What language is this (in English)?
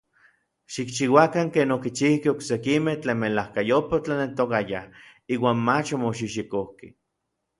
Orizaba Nahuatl